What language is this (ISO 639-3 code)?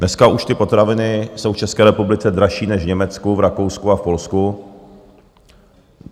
ces